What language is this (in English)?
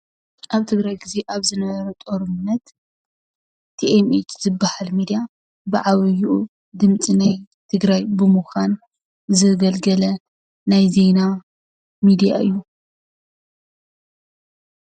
Tigrinya